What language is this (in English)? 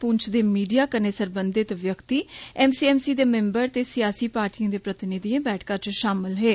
Dogri